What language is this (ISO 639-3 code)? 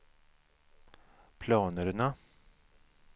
swe